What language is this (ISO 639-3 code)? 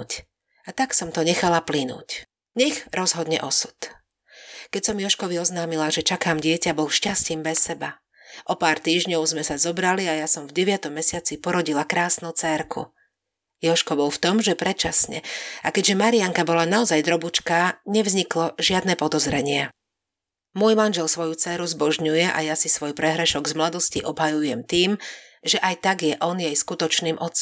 slk